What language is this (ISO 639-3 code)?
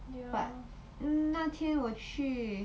eng